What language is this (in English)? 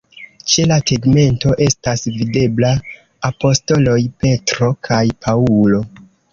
Esperanto